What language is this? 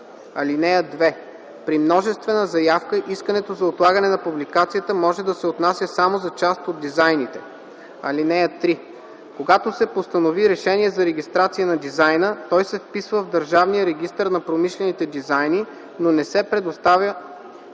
Bulgarian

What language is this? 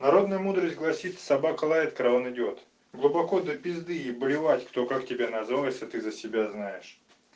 Russian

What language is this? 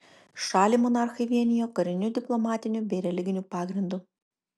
Lithuanian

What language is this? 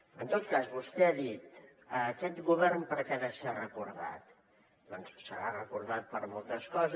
Catalan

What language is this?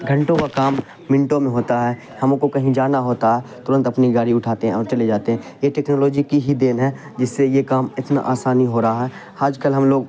Urdu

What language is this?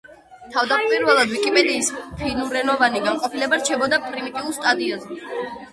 Georgian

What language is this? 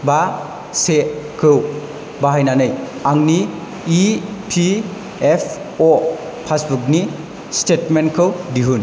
Bodo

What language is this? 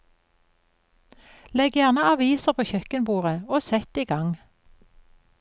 Norwegian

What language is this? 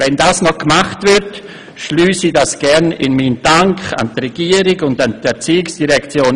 Swiss German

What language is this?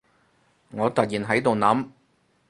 Cantonese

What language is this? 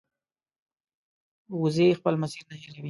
Pashto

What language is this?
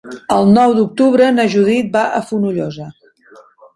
Catalan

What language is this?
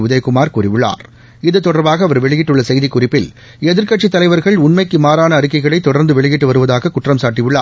Tamil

